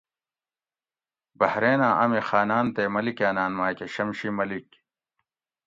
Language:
Gawri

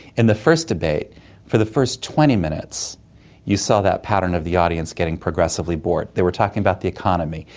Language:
English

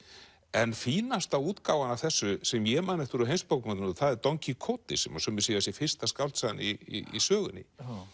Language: Icelandic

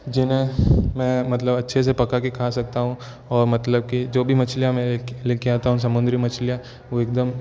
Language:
Hindi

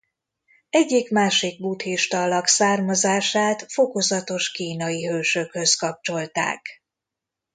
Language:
Hungarian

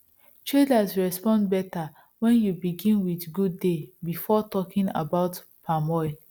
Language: Nigerian Pidgin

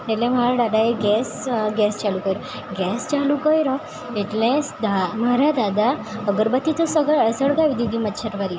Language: Gujarati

